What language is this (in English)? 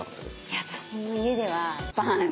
Japanese